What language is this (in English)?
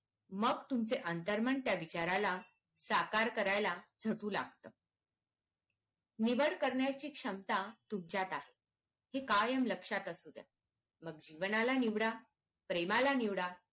Marathi